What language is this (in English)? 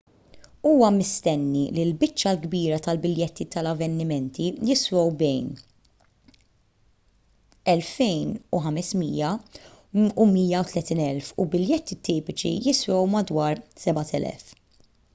Maltese